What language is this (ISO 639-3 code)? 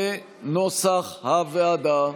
heb